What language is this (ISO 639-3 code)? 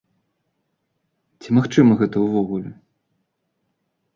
bel